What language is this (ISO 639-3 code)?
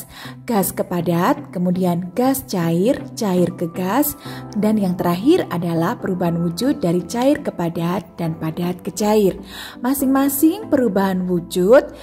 ind